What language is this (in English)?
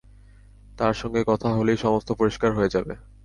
Bangla